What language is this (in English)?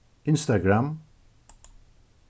Faroese